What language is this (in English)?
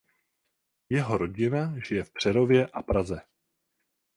Czech